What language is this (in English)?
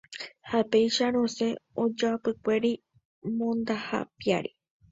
Guarani